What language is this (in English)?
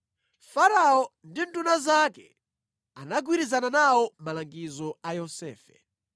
Nyanja